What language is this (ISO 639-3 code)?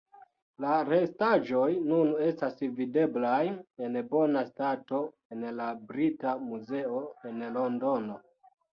epo